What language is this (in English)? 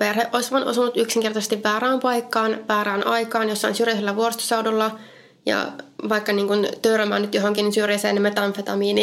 Finnish